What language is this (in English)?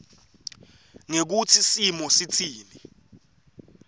Swati